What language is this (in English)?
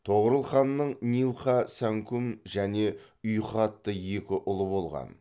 Kazakh